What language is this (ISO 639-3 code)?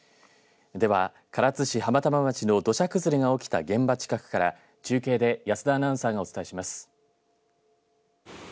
jpn